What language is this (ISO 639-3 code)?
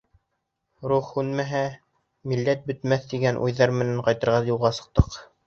bak